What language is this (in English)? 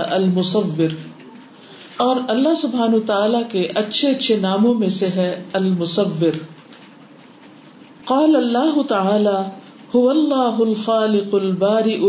Urdu